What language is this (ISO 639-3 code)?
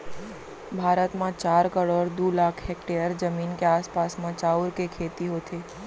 hne